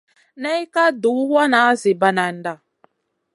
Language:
Masana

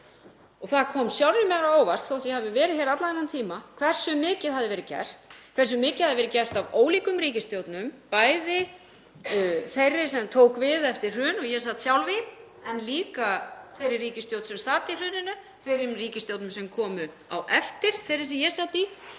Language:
Icelandic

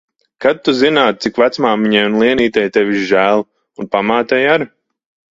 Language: Latvian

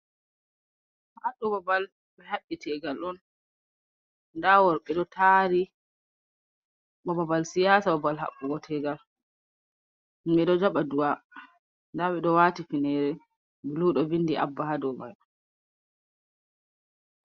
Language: Fula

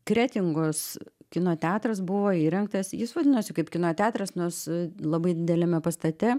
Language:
Lithuanian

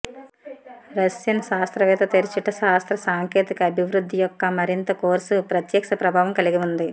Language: Telugu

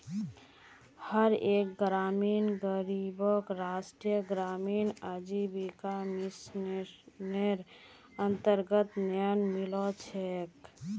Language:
Magahi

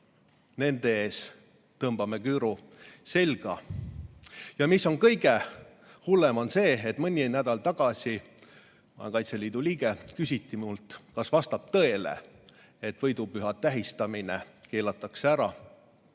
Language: Estonian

